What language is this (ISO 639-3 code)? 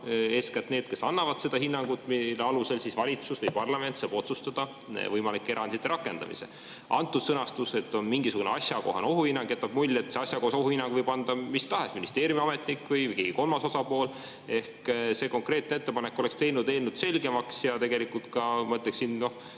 est